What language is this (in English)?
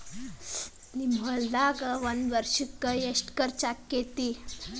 Kannada